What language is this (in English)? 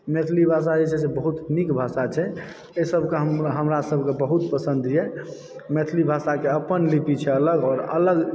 Maithili